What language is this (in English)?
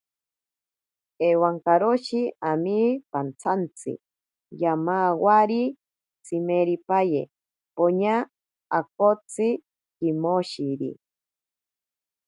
Ashéninka Perené